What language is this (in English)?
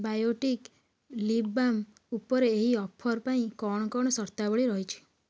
Odia